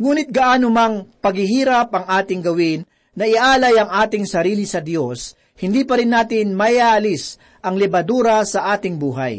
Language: Filipino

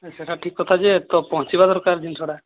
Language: Odia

